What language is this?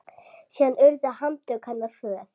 Icelandic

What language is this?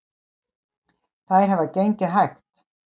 Icelandic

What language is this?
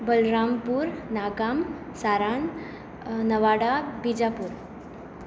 Konkani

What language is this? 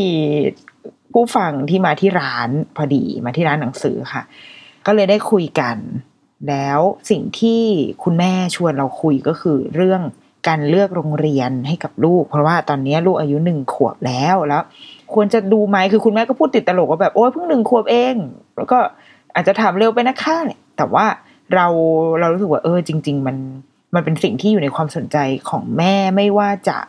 Thai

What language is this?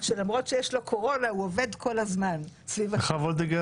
Hebrew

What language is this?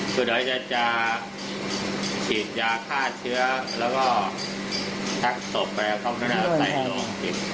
Thai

